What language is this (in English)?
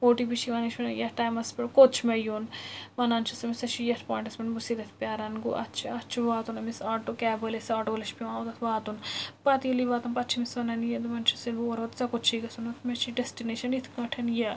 Kashmiri